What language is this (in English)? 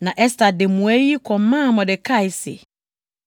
Akan